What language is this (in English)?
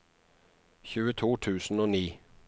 Norwegian